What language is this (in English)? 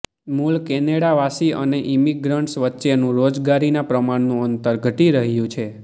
Gujarati